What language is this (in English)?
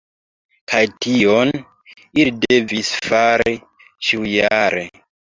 Esperanto